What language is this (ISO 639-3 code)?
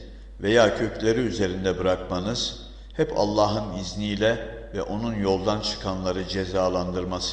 tur